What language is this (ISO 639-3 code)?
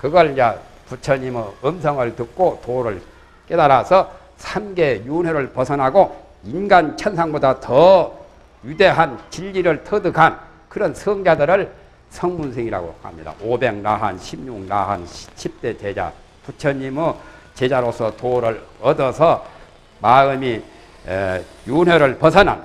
kor